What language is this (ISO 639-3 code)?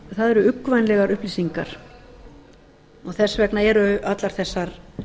isl